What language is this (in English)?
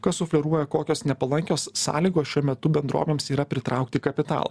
Lithuanian